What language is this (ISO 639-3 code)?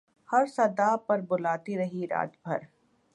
urd